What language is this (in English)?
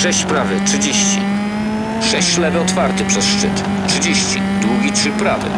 Polish